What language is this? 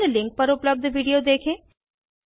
Hindi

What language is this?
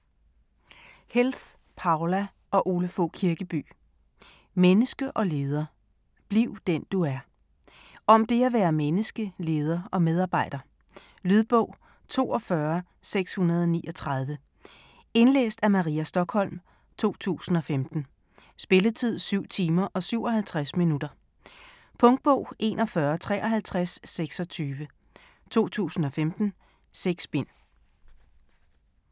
Danish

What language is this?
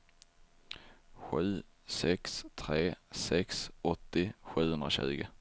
Swedish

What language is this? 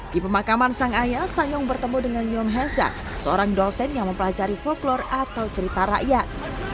Indonesian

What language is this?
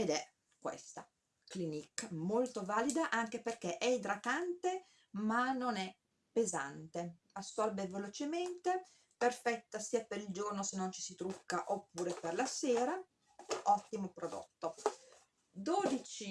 Italian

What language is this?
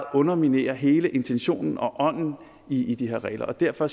Danish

